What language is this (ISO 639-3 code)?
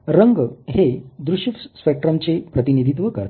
mar